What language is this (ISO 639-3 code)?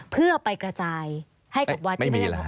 tha